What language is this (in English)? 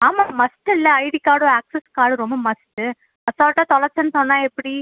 Tamil